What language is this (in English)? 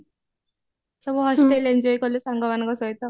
Odia